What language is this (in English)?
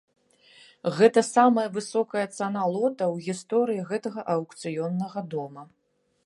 Belarusian